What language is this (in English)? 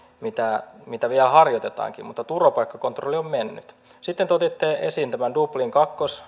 Finnish